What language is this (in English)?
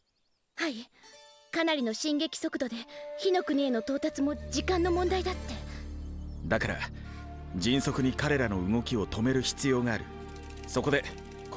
Japanese